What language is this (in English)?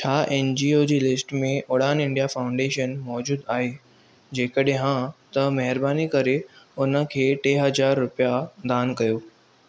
Sindhi